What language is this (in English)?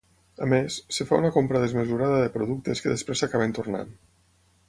Catalan